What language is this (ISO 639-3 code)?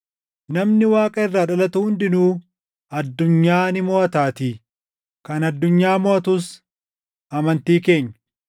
orm